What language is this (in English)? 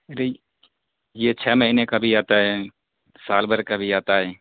Urdu